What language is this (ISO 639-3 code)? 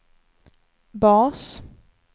swe